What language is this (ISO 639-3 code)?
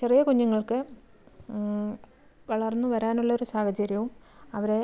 mal